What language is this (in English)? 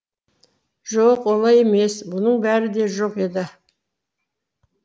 Kazakh